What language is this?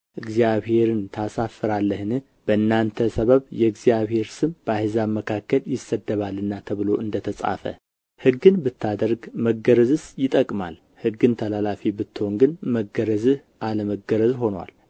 Amharic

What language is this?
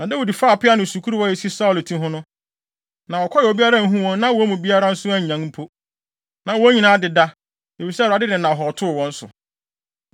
Akan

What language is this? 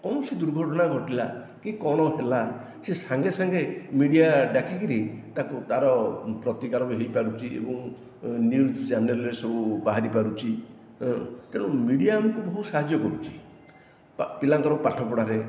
Odia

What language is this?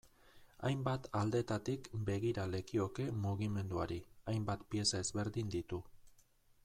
Basque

